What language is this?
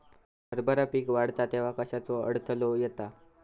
Marathi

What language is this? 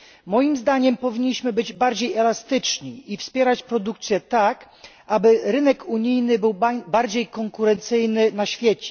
Polish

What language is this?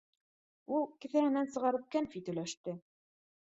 Bashkir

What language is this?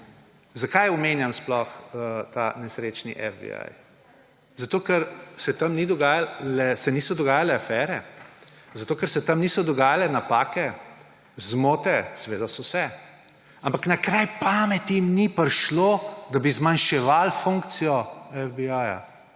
Slovenian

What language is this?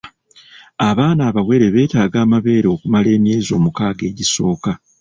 Ganda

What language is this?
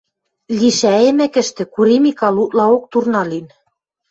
Western Mari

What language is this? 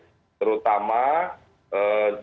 Indonesian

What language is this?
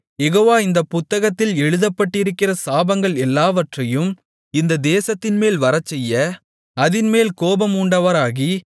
Tamil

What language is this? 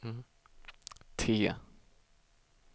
Swedish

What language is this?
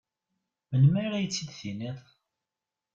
Kabyle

